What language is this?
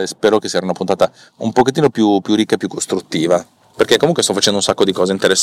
Italian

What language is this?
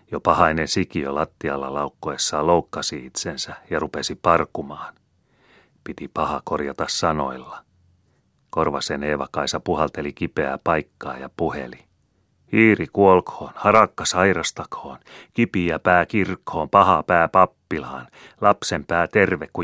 Finnish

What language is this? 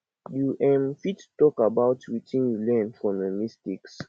Nigerian Pidgin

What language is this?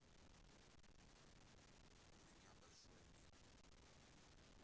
Russian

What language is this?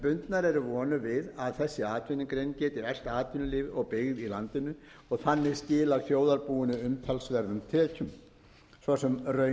Icelandic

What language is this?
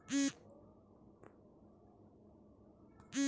Bhojpuri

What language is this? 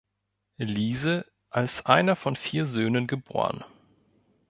German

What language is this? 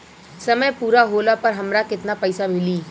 Bhojpuri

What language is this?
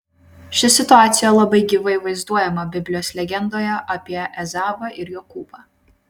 Lithuanian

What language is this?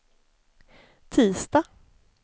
Swedish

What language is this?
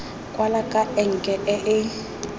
Tswana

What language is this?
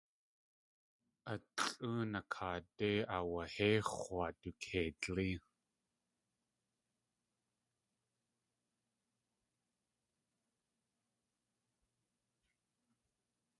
Tlingit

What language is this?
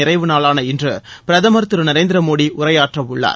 Tamil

